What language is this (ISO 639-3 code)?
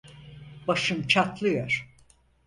tur